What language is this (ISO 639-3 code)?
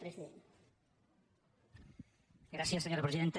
cat